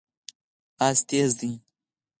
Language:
Pashto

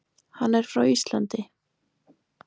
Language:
Icelandic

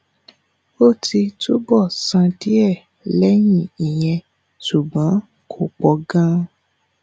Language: Yoruba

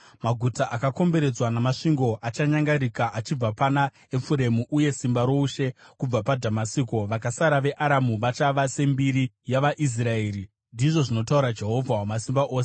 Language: Shona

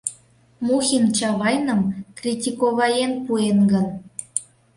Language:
Mari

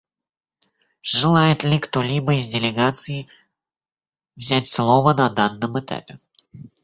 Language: Russian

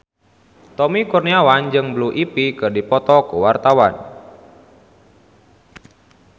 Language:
Sundanese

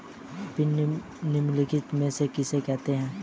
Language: Hindi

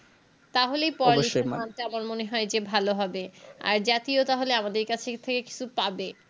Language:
Bangla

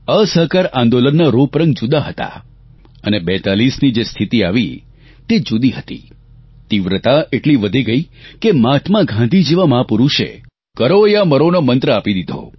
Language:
Gujarati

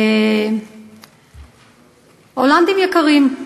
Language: Hebrew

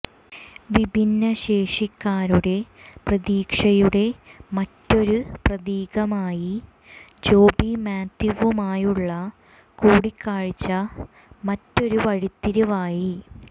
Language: Malayalam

